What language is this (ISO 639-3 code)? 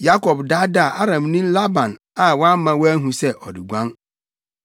aka